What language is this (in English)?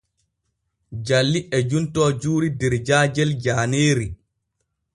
Borgu Fulfulde